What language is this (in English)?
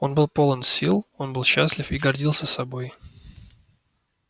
Russian